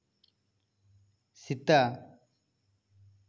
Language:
Santali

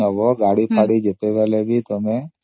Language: Odia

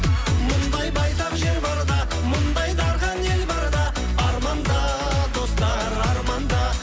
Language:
Kazakh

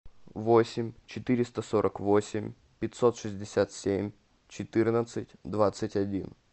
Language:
Russian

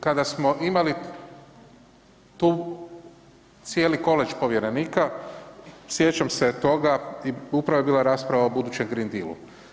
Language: Croatian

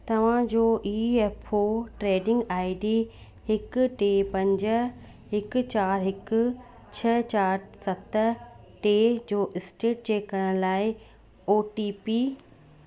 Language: Sindhi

